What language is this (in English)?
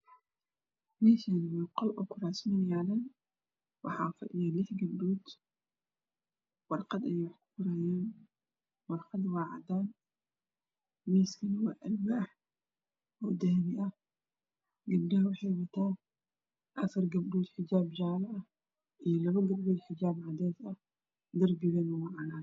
Somali